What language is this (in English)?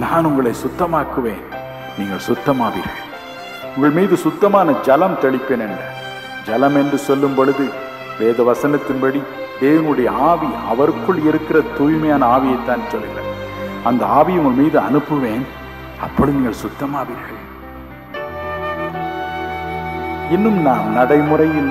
Urdu